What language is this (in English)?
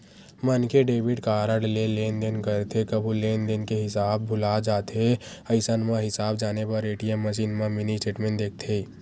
Chhattisgarhi